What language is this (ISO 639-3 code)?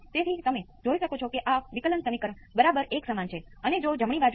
guj